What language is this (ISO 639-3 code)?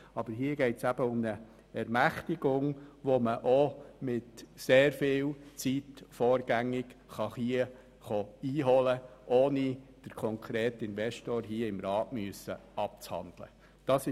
gsw